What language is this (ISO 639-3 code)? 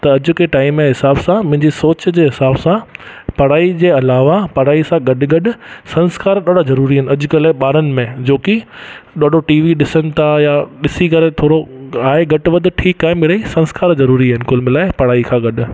snd